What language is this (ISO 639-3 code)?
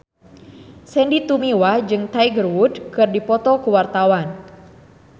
sun